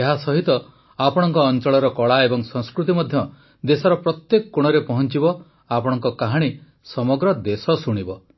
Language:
Odia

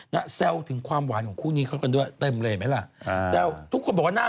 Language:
Thai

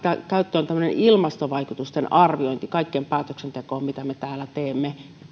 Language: Finnish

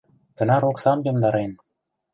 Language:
Mari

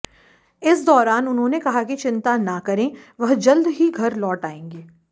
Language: Hindi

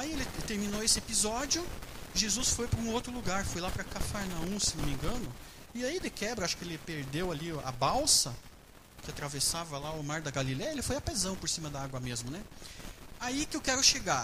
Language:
Portuguese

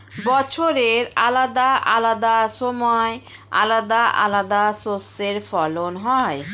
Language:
Bangla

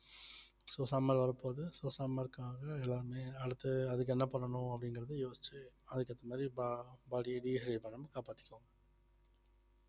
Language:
Tamil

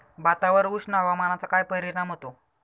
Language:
Marathi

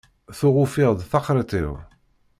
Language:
Kabyle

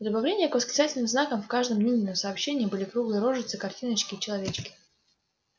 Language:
Russian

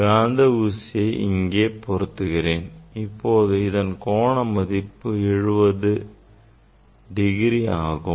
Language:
Tamil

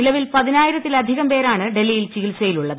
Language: Malayalam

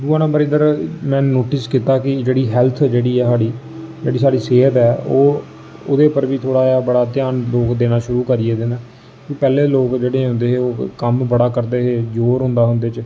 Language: Dogri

